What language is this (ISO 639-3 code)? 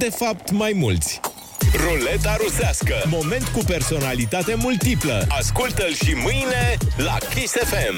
ron